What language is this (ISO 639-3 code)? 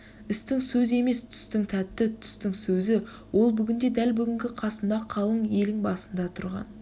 kaz